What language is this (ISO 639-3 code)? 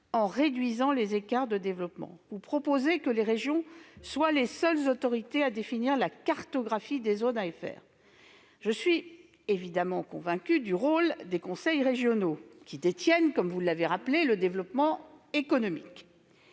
fra